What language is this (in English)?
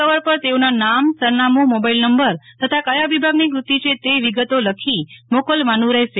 Gujarati